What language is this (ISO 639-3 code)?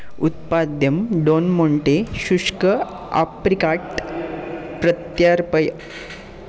san